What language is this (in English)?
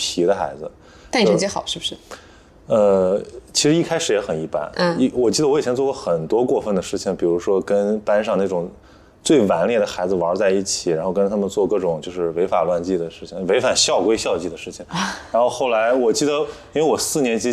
Chinese